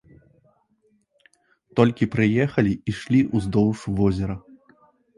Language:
Belarusian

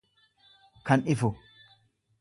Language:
Oromo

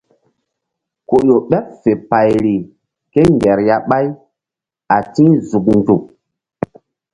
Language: Mbum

